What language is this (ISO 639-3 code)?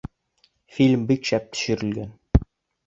bak